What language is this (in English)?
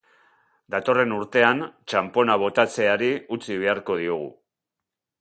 Basque